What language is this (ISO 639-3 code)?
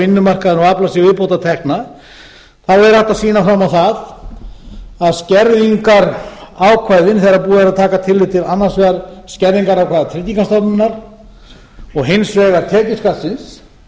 isl